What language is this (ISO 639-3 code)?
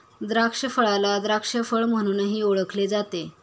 mar